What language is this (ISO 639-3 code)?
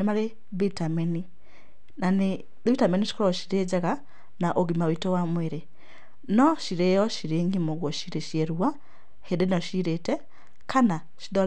kik